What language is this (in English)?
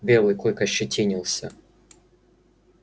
Russian